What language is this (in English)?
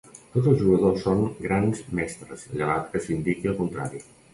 Catalan